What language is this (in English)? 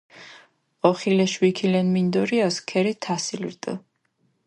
Mingrelian